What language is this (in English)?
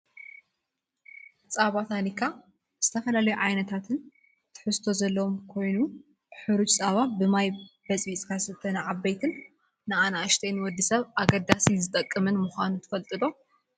Tigrinya